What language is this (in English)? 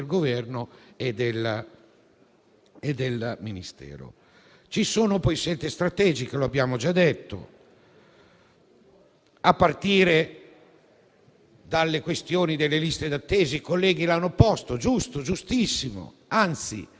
Italian